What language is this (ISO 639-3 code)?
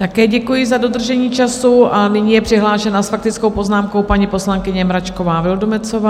ces